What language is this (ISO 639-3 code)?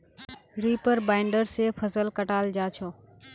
mag